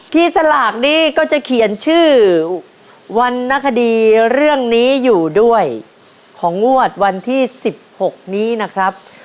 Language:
Thai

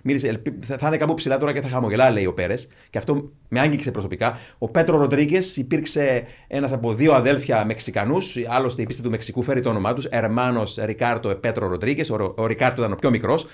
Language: Greek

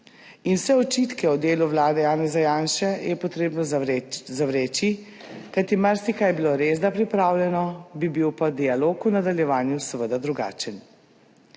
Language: Slovenian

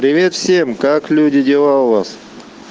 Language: Russian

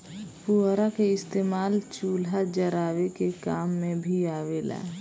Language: Bhojpuri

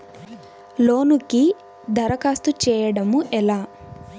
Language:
Telugu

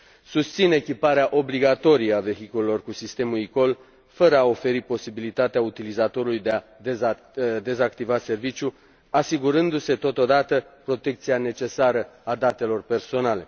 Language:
Romanian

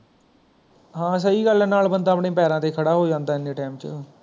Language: Punjabi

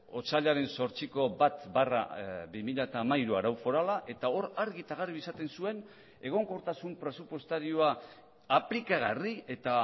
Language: Basque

